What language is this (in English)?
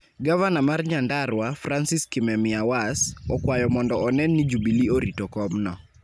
Luo (Kenya and Tanzania)